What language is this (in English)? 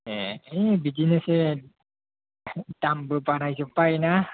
Bodo